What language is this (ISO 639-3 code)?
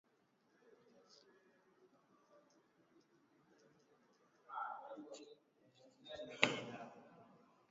swa